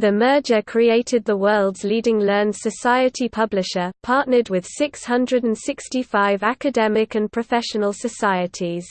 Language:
English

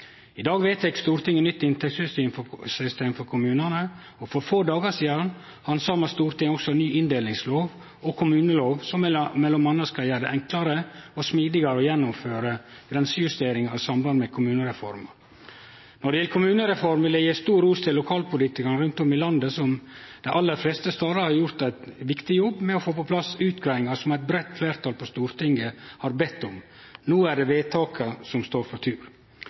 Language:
Norwegian Nynorsk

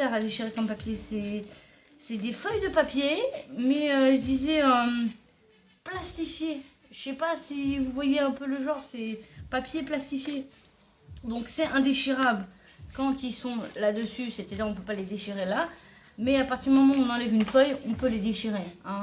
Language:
French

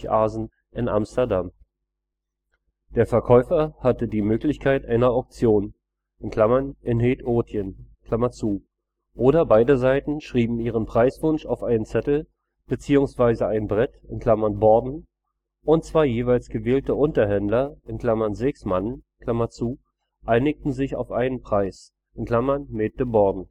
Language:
German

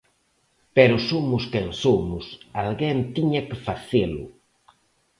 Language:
Galician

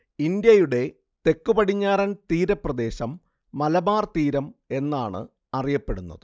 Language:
Malayalam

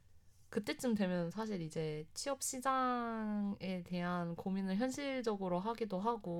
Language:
Korean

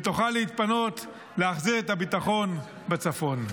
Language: Hebrew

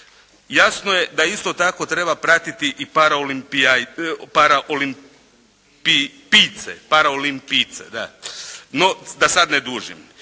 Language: Croatian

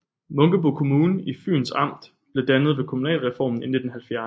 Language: Danish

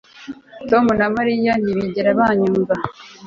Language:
Kinyarwanda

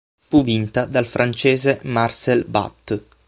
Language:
Italian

